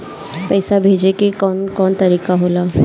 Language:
Bhojpuri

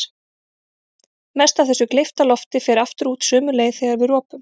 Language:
Icelandic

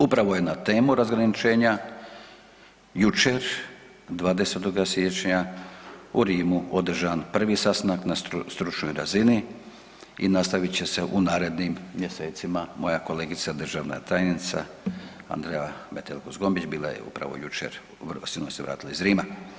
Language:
Croatian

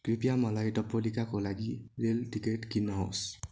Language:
Nepali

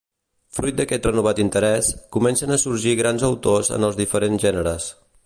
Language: Catalan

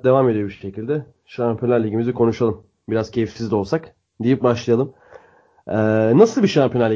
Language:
Turkish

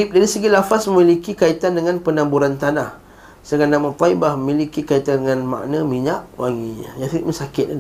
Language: Malay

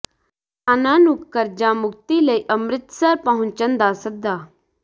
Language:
Punjabi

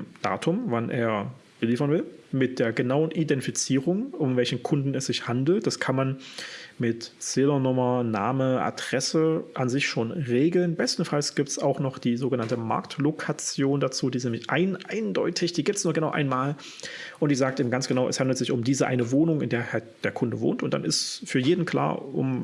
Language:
German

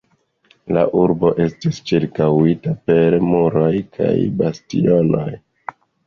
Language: Esperanto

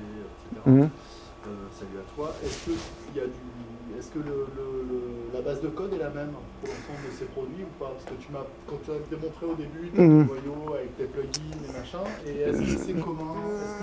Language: French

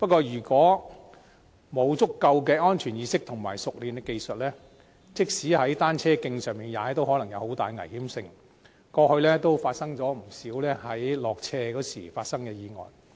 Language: Cantonese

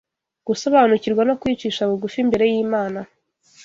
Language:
Kinyarwanda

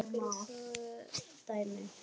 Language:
Icelandic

